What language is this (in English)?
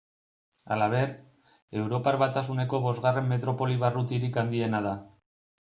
Basque